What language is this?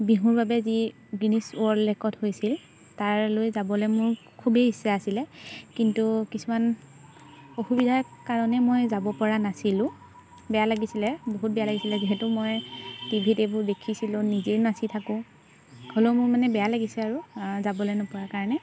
Assamese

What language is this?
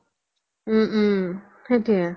Assamese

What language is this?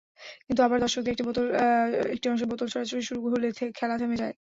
Bangla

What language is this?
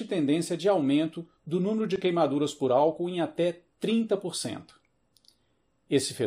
Portuguese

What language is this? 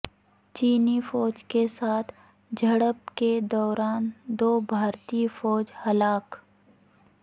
Urdu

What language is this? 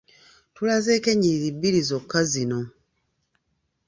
Ganda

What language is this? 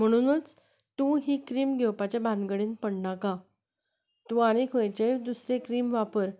Konkani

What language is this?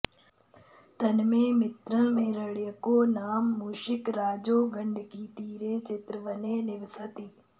Sanskrit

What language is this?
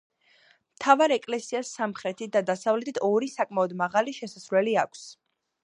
Georgian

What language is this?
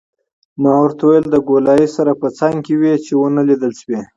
Pashto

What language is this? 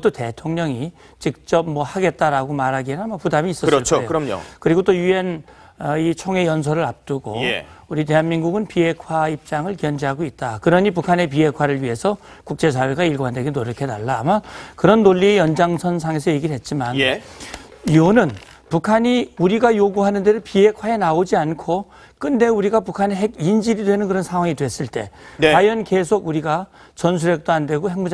Korean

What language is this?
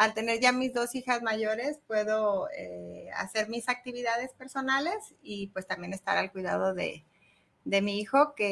Spanish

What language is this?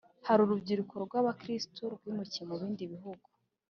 Kinyarwanda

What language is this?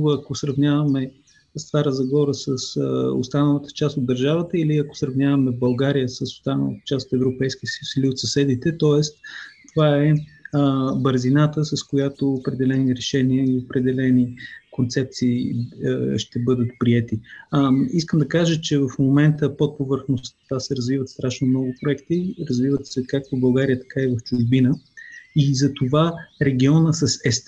Bulgarian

